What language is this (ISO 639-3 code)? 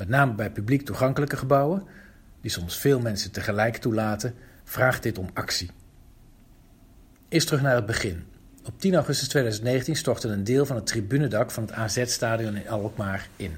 nld